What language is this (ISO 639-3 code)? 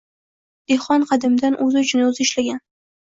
uzb